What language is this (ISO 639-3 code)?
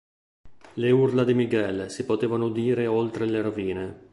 ita